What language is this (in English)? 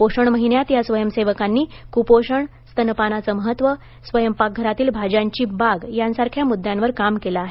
Marathi